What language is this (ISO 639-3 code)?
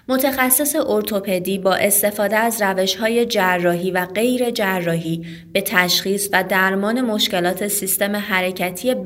fas